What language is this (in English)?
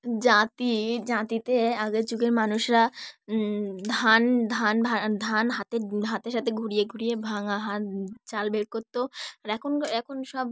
Bangla